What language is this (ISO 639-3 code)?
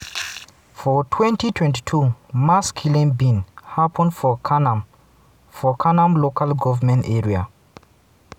pcm